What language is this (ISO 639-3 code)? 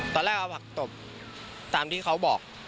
tha